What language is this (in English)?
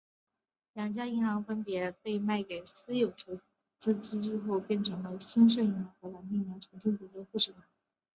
Chinese